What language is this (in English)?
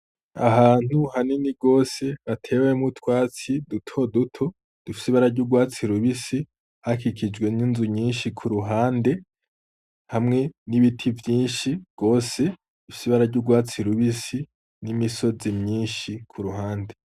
Rundi